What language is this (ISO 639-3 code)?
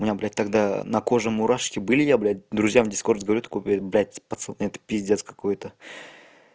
rus